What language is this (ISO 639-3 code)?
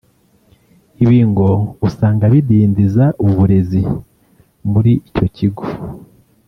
kin